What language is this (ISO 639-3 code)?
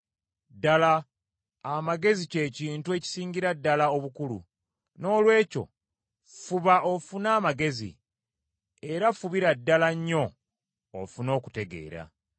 lug